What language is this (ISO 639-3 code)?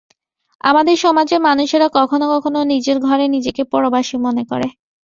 ben